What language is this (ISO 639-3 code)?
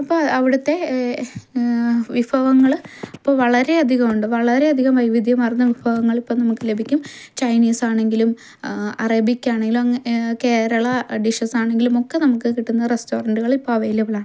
mal